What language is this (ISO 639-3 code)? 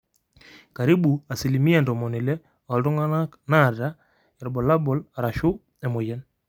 mas